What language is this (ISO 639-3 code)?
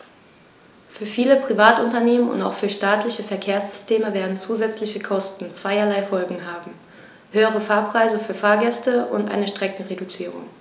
deu